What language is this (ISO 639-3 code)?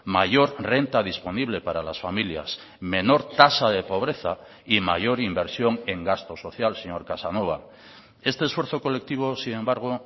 spa